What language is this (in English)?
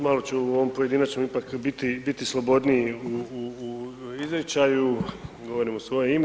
Croatian